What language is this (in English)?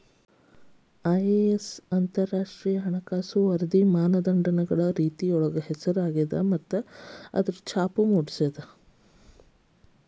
Kannada